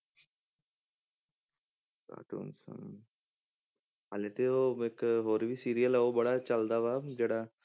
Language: Punjabi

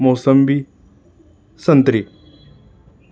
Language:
Marathi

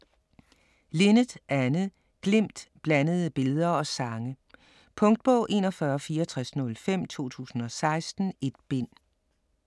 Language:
Danish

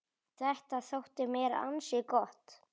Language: Icelandic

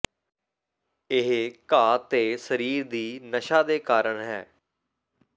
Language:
Punjabi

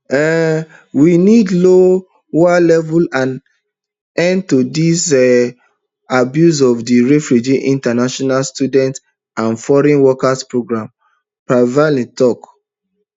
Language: Nigerian Pidgin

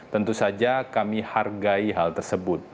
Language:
Indonesian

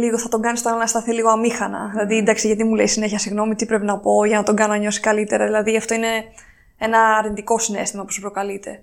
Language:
Greek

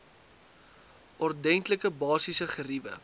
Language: Afrikaans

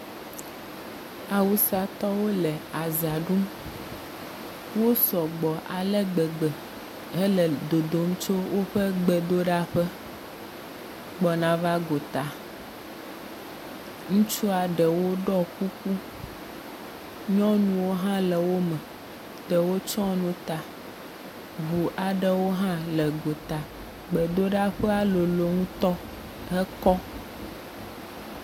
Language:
Ewe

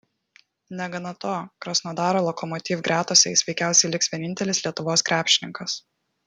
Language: Lithuanian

